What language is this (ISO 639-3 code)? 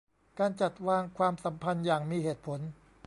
tha